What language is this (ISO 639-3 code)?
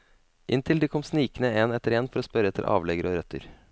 nor